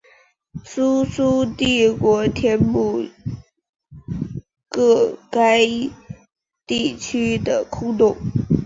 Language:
Chinese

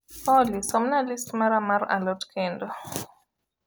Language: Luo (Kenya and Tanzania)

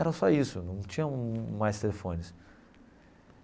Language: Portuguese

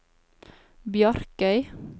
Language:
Norwegian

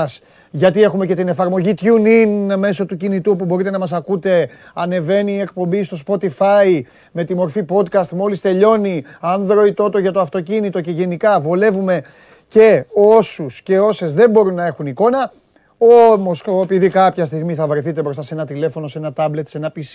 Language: Greek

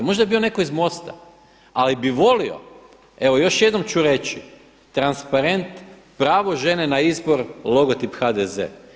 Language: Croatian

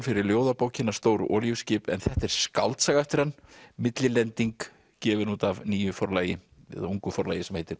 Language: Icelandic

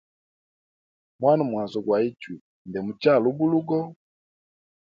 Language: Hemba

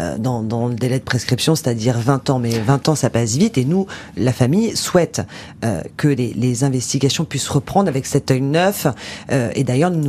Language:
French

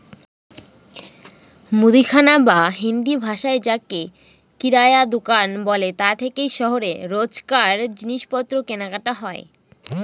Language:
Bangla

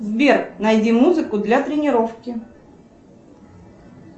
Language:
Russian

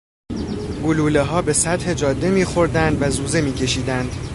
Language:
Persian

